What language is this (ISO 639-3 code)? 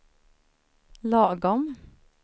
swe